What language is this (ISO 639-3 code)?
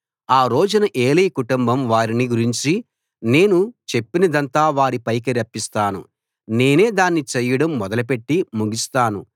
tel